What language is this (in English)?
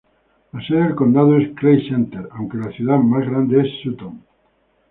Spanish